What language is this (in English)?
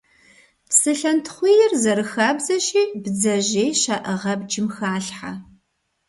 Kabardian